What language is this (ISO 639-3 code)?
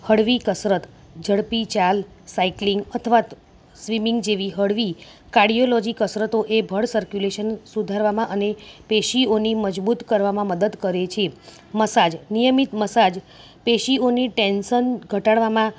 guj